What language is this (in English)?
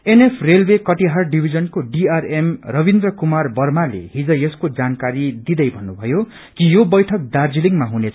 Nepali